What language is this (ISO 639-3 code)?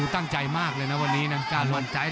tha